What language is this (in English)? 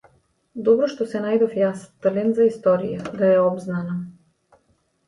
Macedonian